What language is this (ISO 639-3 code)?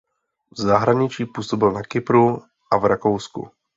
ces